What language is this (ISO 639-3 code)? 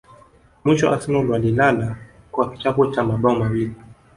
swa